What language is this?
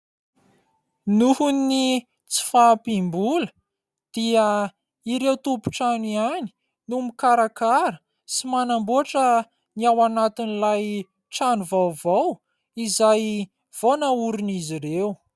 Malagasy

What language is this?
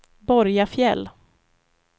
Swedish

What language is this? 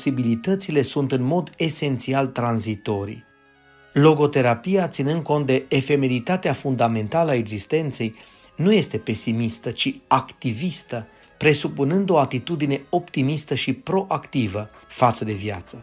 Romanian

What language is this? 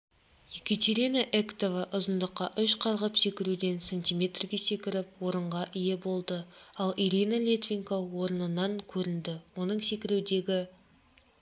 Kazakh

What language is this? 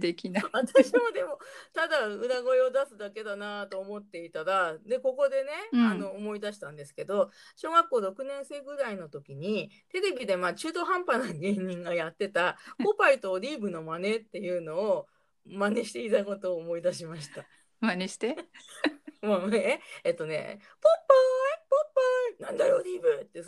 Japanese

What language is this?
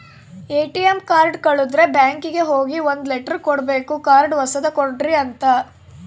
Kannada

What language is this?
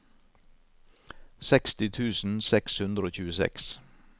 Norwegian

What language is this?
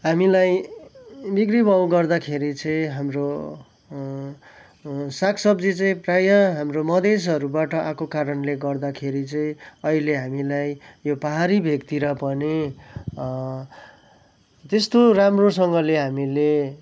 Nepali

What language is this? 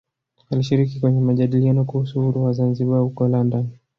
Swahili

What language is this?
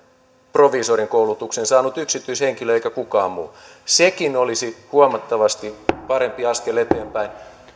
Finnish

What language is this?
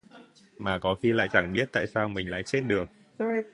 Vietnamese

